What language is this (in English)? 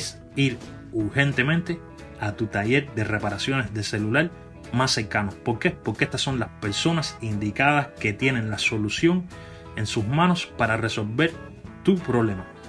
Spanish